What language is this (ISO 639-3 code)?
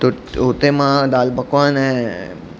snd